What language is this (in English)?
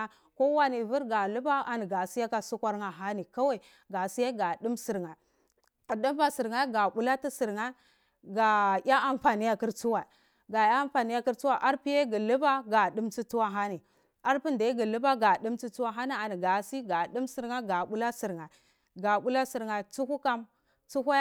Cibak